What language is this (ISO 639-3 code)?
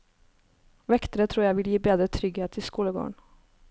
nor